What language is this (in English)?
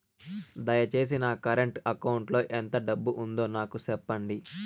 Telugu